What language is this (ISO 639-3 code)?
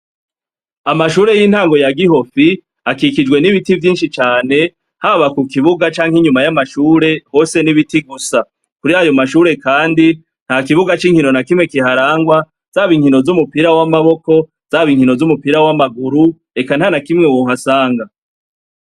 run